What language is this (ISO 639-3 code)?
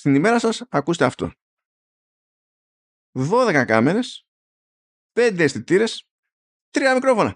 ell